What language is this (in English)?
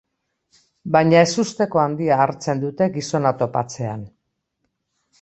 Basque